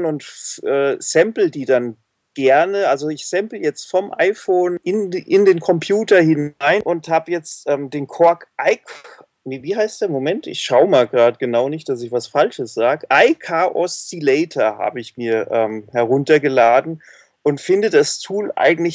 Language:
German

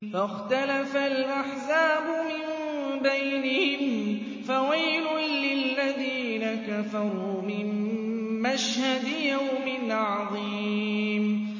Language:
Arabic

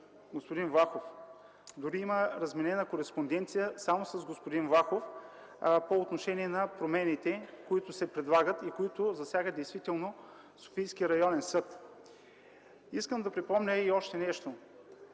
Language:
Bulgarian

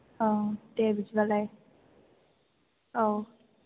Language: Bodo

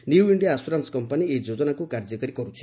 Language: Odia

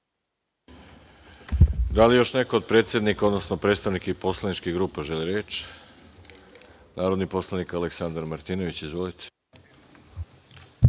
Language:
Serbian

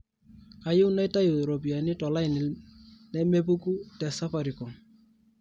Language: Masai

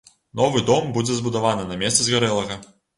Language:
Belarusian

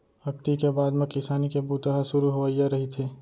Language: Chhattisgarhi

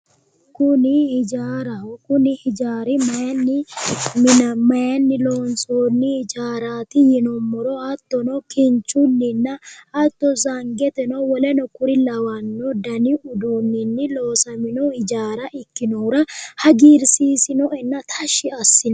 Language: Sidamo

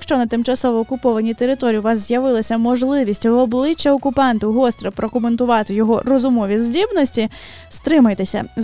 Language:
Ukrainian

